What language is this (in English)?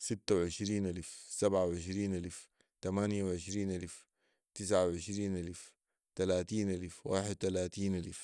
Sudanese Arabic